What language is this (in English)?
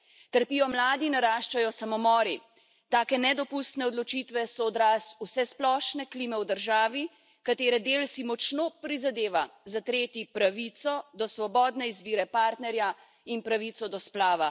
Slovenian